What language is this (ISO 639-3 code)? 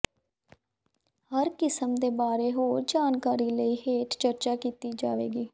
pan